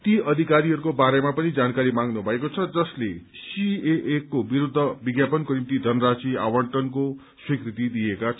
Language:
Nepali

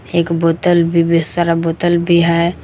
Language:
Hindi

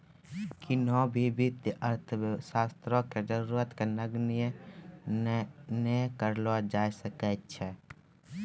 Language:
Maithili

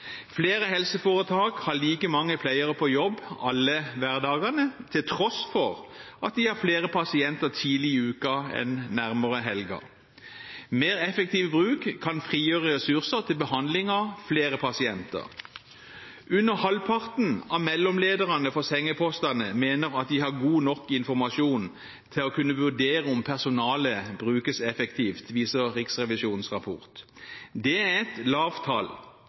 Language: Norwegian Bokmål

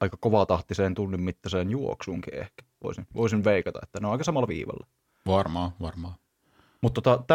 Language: Finnish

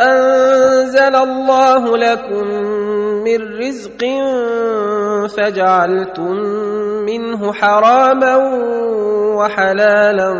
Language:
Arabic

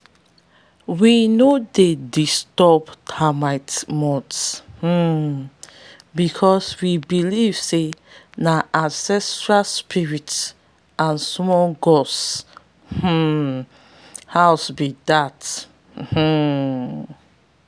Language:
Nigerian Pidgin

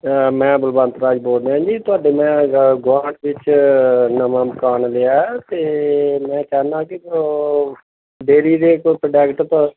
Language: Punjabi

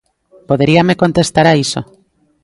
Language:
Galician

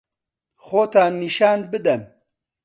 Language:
Central Kurdish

